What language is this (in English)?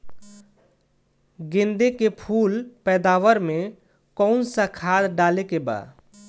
Bhojpuri